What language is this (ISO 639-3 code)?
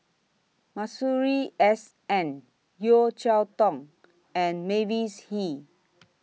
eng